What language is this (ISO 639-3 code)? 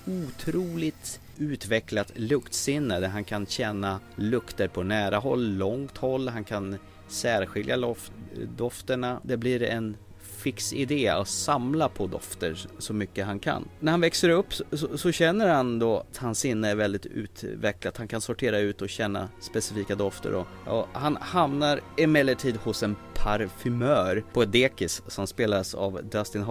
swe